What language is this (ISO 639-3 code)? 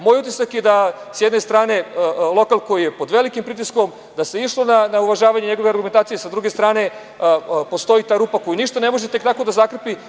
srp